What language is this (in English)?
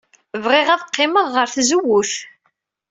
Kabyle